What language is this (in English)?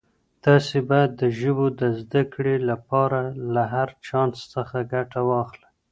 Pashto